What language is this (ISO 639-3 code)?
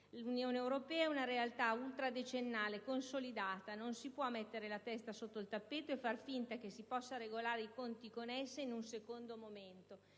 ita